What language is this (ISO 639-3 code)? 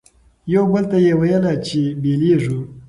pus